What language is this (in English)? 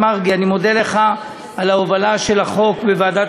Hebrew